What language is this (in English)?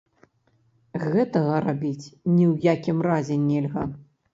Belarusian